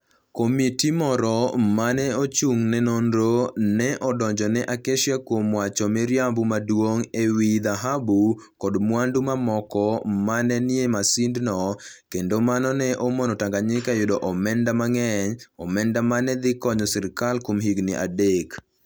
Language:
Luo (Kenya and Tanzania)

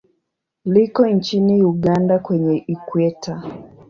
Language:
Swahili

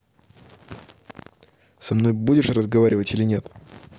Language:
Russian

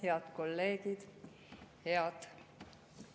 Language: Estonian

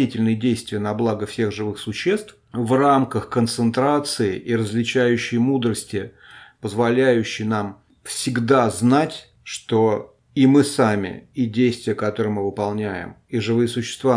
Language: Russian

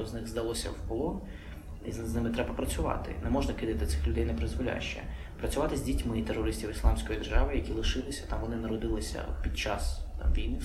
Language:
Ukrainian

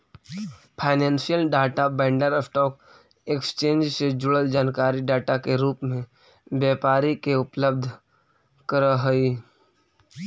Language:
Magahi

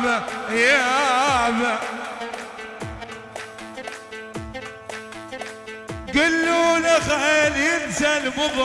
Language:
Arabic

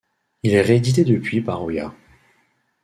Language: French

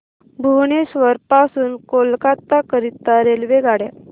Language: Marathi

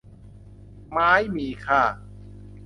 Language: Thai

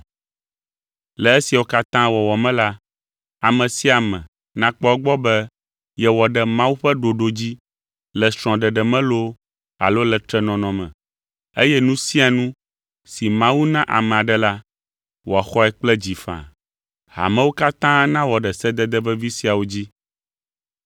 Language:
Ewe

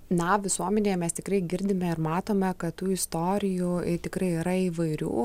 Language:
Lithuanian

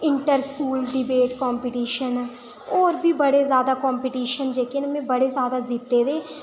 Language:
Dogri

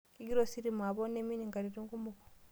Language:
Masai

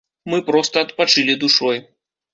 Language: Belarusian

